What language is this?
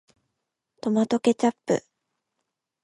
Japanese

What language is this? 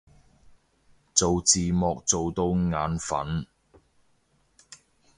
Cantonese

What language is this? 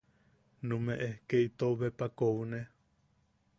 Yaqui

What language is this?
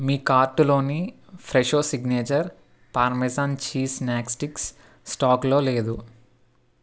Telugu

